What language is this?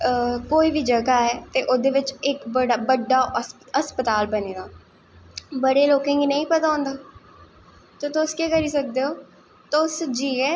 Dogri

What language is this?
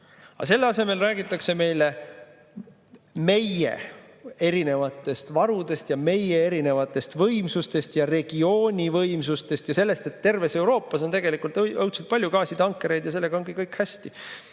Estonian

